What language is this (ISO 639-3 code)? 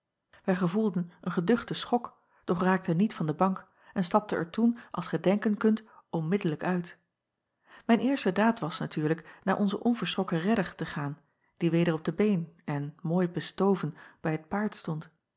nld